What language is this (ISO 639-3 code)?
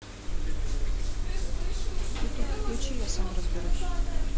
rus